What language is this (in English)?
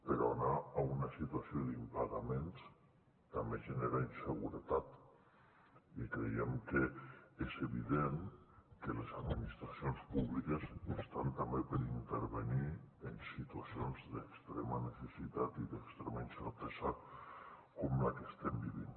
Catalan